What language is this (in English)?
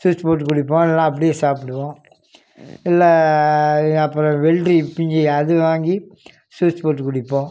Tamil